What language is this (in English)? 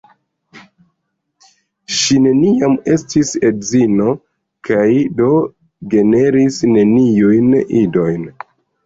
Esperanto